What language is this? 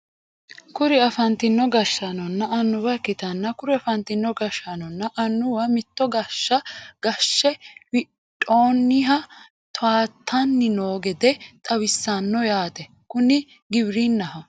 Sidamo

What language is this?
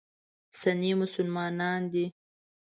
Pashto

